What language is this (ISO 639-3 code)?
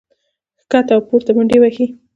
pus